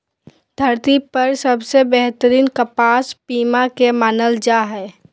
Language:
Magahi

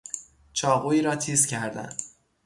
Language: Persian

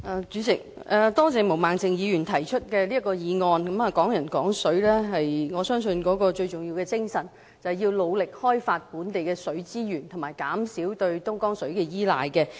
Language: Cantonese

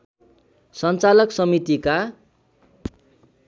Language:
Nepali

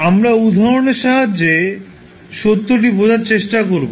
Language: Bangla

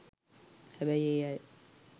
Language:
Sinhala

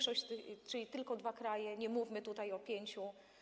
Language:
Polish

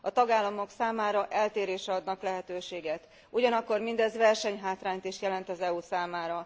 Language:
Hungarian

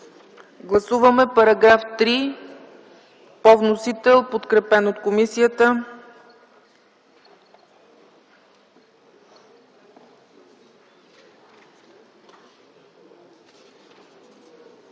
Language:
Bulgarian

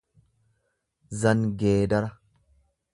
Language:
Oromo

